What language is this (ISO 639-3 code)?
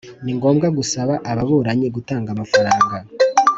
kin